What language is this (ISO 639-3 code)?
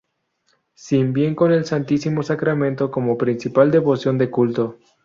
spa